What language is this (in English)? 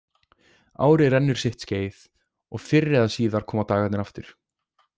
Icelandic